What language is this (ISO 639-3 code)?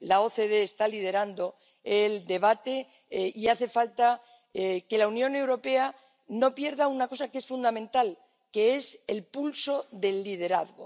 spa